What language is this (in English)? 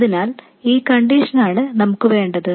Malayalam